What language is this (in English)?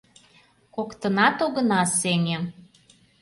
Mari